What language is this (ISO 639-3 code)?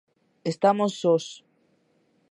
glg